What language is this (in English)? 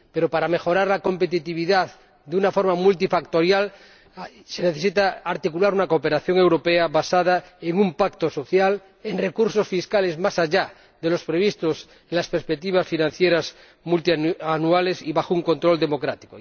Spanish